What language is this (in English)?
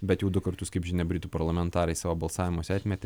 Lithuanian